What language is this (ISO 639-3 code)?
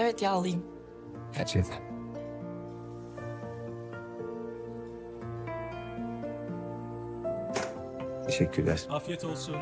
tur